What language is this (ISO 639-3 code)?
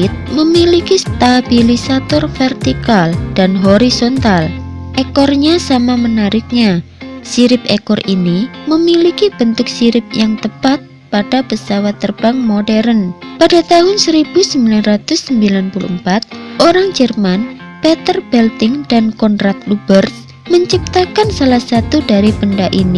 ind